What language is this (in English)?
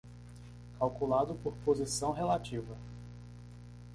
Portuguese